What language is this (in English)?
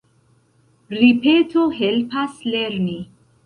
Esperanto